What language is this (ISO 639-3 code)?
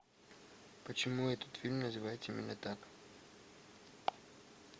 rus